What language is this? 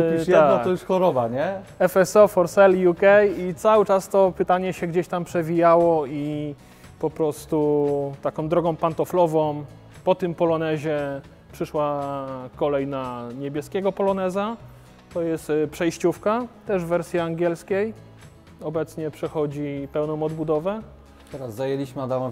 Polish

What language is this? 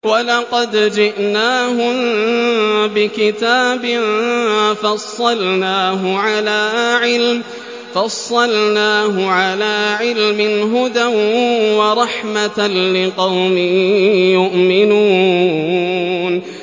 Arabic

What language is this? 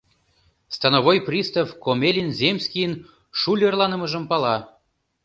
Mari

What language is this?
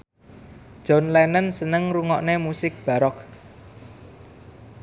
Javanese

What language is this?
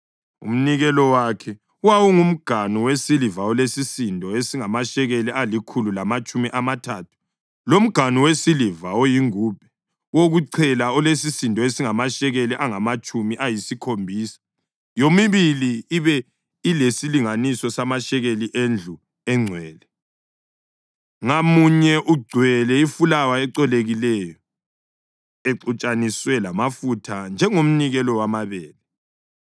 North Ndebele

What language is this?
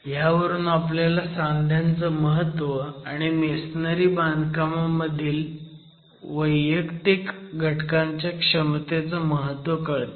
Marathi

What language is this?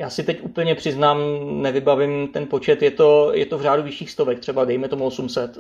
Czech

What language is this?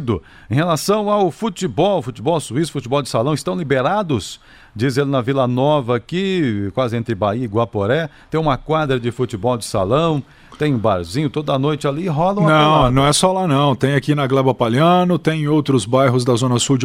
Portuguese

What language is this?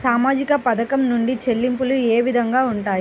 Telugu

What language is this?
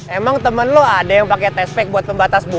Indonesian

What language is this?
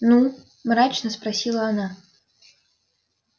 Russian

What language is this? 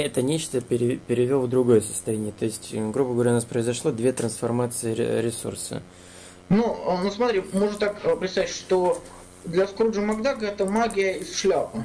Russian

